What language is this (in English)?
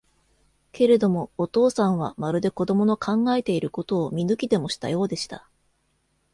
Japanese